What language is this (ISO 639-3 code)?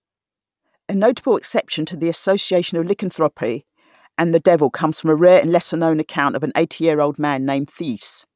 eng